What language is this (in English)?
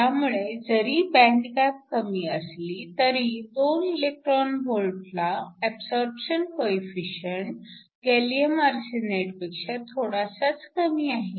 Marathi